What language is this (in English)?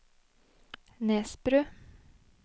Norwegian